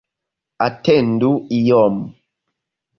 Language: Esperanto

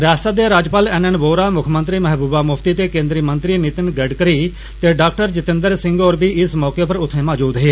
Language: Dogri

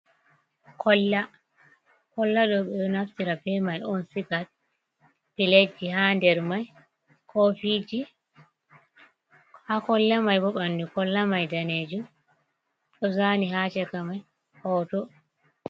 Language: Fula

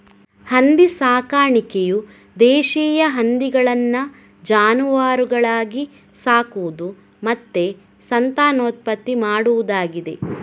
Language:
Kannada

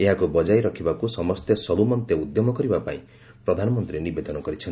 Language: Odia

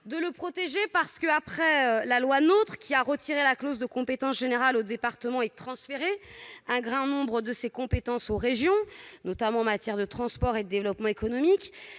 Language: French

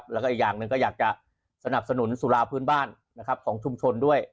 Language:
Thai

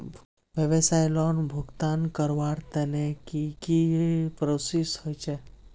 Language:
Magahi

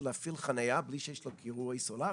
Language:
Hebrew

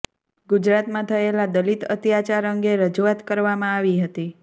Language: Gujarati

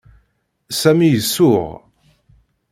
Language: Kabyle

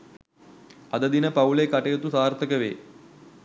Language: Sinhala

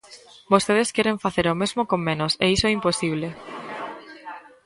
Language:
Galician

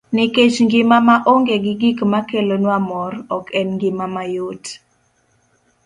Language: Luo (Kenya and Tanzania)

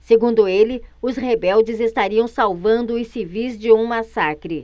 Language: Portuguese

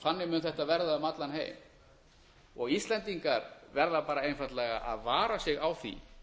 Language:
Icelandic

